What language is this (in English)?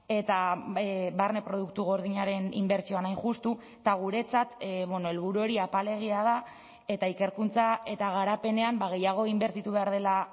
Basque